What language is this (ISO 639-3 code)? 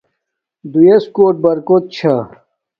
dmk